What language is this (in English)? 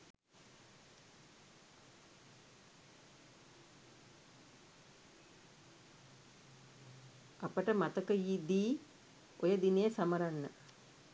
Sinhala